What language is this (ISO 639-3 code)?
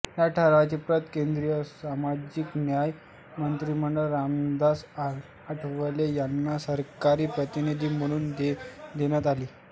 mar